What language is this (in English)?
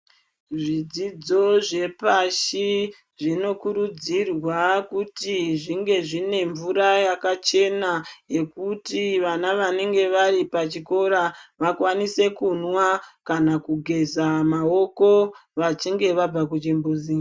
Ndau